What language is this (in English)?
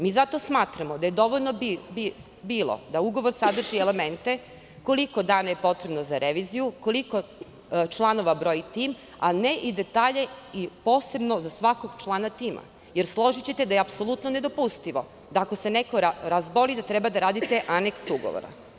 Serbian